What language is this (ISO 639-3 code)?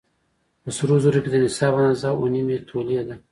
pus